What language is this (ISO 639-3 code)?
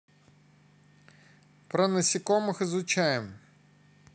rus